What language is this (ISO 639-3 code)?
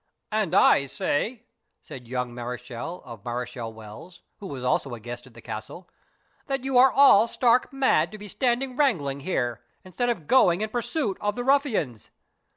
eng